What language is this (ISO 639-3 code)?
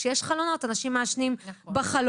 heb